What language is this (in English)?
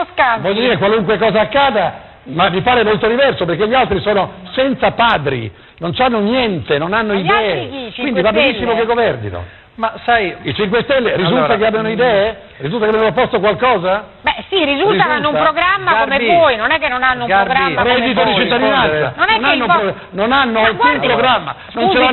Italian